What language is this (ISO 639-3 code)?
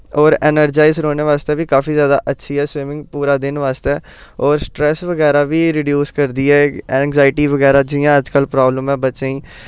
doi